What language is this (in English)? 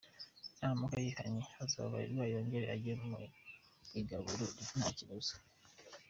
Kinyarwanda